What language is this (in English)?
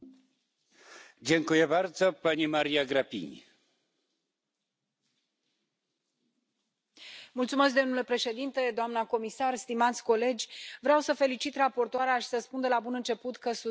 Romanian